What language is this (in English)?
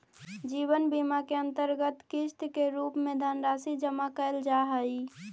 Magahi